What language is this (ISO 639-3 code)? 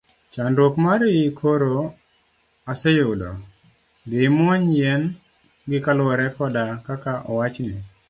luo